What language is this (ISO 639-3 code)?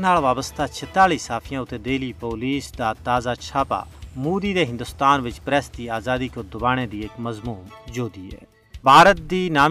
urd